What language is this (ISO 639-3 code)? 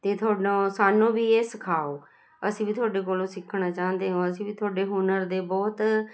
pan